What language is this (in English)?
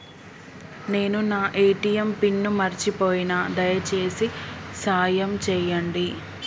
Telugu